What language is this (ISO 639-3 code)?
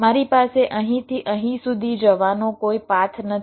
guj